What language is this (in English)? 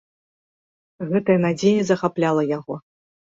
Belarusian